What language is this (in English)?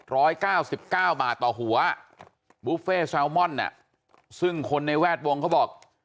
Thai